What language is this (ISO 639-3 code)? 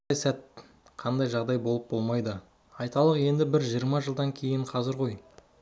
kaz